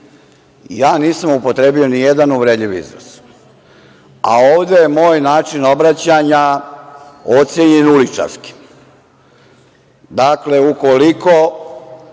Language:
Serbian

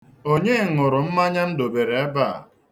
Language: Igbo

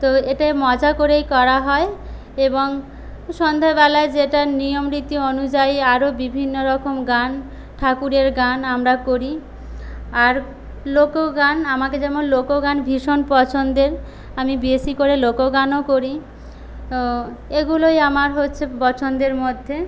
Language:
Bangla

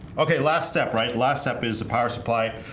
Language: English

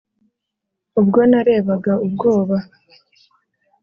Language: Kinyarwanda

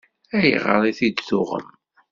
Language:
Kabyle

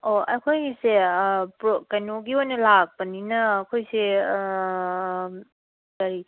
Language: Manipuri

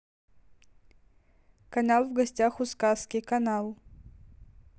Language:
Russian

